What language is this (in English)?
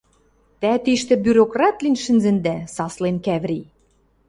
Western Mari